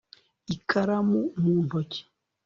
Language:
Kinyarwanda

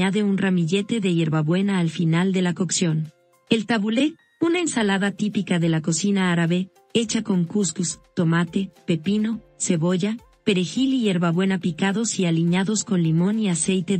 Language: Spanish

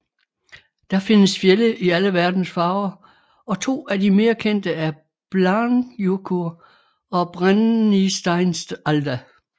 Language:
Danish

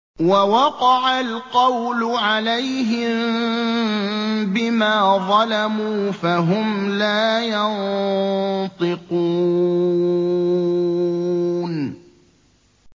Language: Arabic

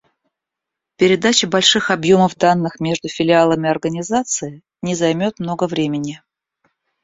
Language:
Russian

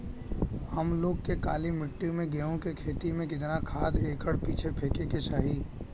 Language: Bhojpuri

